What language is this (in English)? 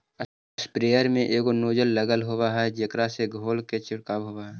Magahi